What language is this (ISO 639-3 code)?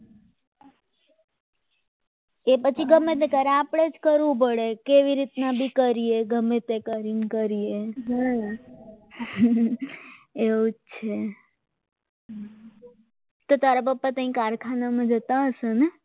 guj